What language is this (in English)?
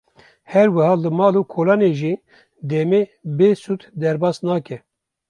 Kurdish